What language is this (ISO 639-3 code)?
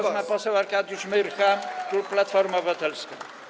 pol